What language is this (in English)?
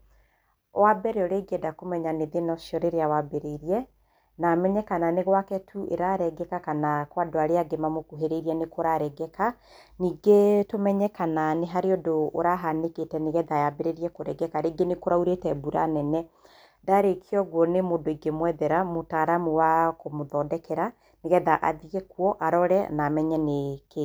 Kikuyu